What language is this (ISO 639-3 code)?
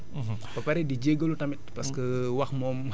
wol